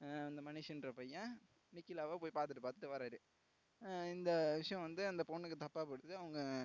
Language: Tamil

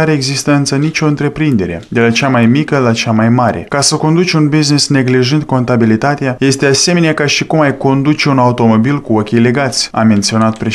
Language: Romanian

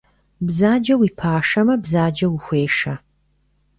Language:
Kabardian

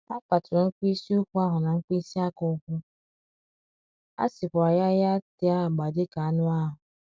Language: Igbo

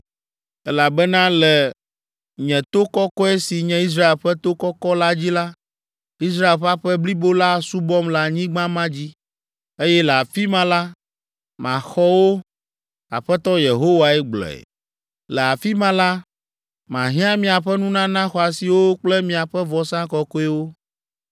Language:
Ewe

